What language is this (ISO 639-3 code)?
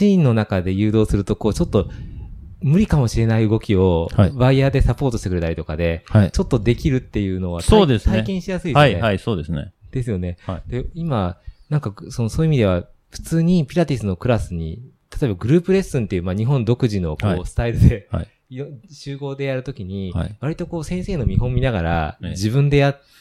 jpn